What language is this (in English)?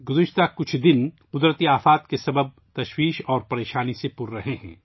Urdu